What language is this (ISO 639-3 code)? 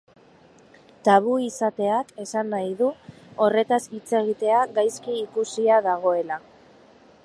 eus